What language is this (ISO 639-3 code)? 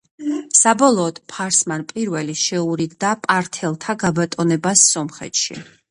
kat